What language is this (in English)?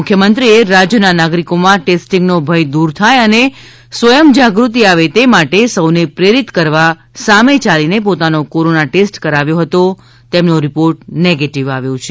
Gujarati